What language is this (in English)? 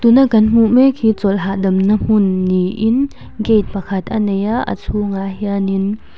Mizo